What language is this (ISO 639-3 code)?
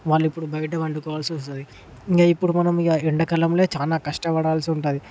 tel